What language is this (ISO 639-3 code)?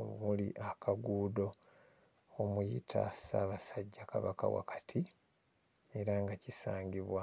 lug